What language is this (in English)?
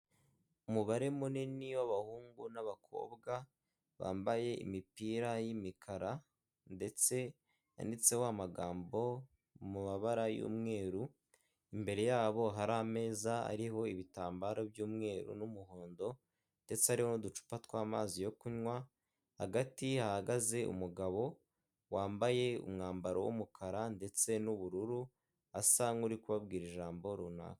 Kinyarwanda